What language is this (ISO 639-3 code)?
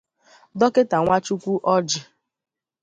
ibo